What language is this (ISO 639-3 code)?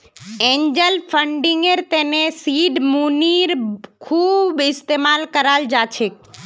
mag